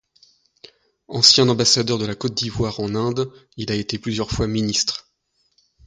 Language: French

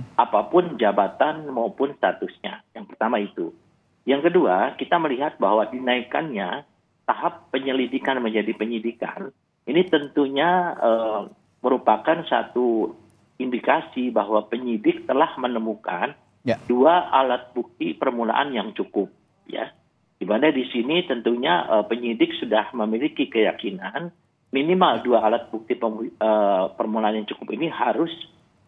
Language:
Indonesian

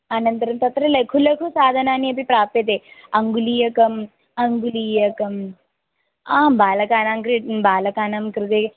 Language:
Sanskrit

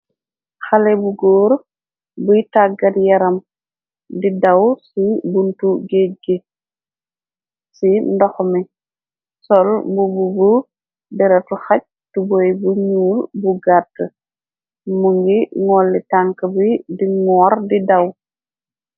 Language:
Wolof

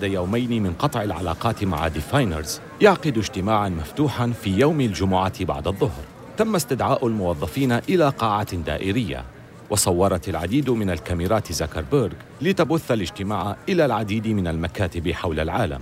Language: Arabic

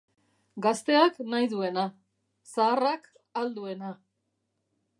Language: Basque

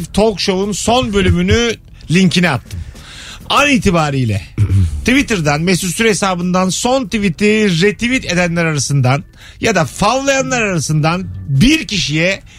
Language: Turkish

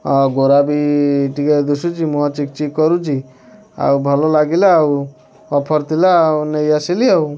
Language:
Odia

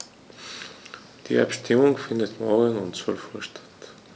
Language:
German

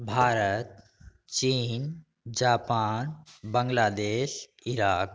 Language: Maithili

